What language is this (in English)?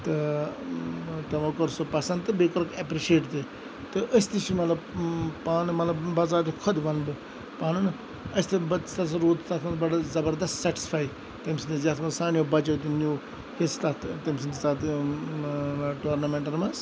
Kashmiri